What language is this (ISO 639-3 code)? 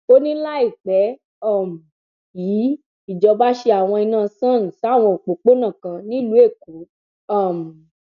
yor